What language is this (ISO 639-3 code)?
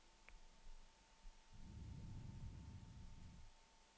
nor